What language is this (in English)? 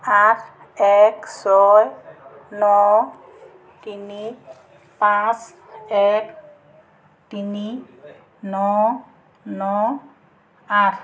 Assamese